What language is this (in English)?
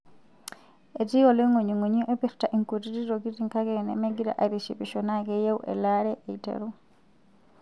Masai